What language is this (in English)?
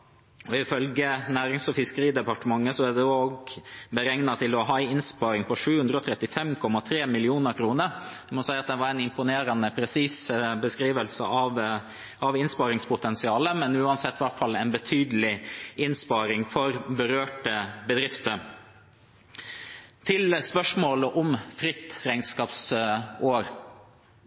Norwegian Bokmål